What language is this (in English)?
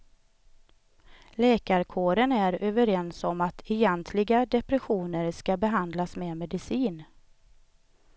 Swedish